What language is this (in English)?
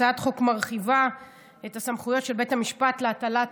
Hebrew